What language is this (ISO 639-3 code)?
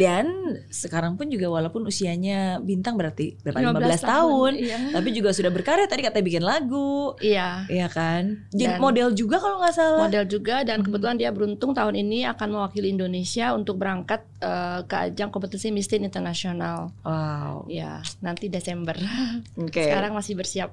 ind